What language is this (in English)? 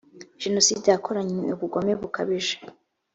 Kinyarwanda